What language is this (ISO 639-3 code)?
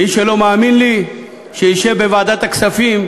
heb